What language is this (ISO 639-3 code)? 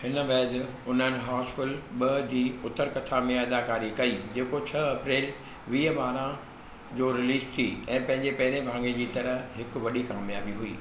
snd